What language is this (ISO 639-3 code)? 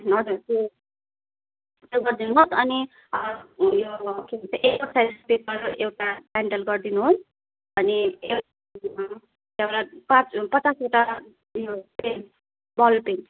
nep